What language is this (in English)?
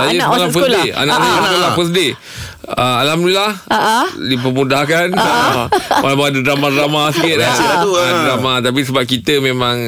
Malay